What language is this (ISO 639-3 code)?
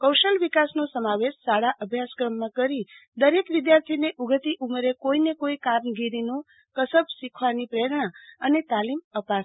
guj